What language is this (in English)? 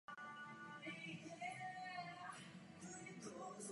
Czech